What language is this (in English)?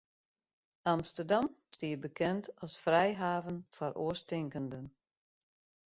Western Frisian